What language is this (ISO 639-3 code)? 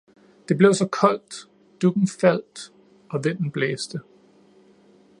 dan